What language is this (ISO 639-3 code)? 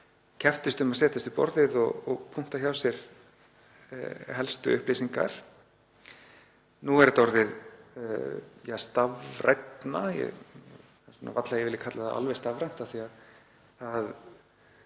isl